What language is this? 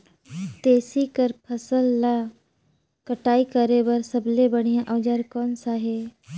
Chhattisgarhi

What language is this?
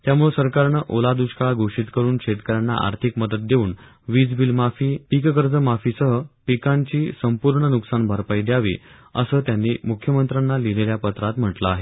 Marathi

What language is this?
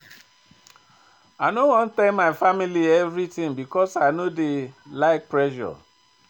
Nigerian Pidgin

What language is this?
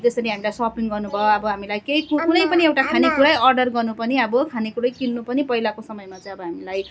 Nepali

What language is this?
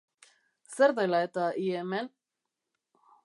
Basque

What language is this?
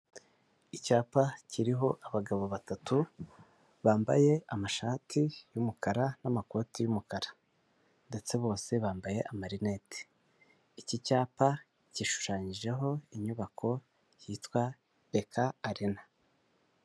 Kinyarwanda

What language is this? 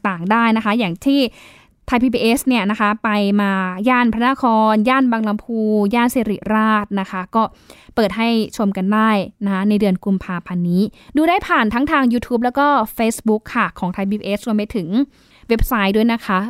Thai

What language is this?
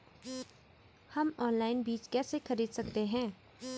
Hindi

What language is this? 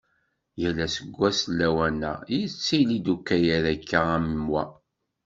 Kabyle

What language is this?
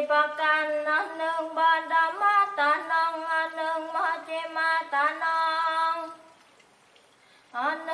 Vietnamese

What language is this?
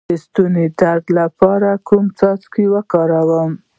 Pashto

